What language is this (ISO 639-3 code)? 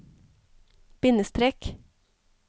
nor